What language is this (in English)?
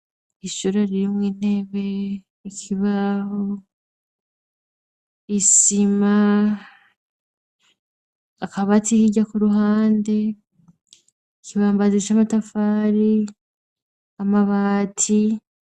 Rundi